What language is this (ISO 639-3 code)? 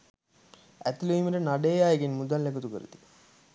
sin